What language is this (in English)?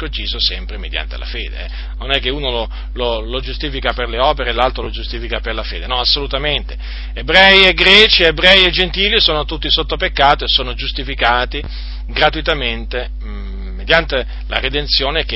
Italian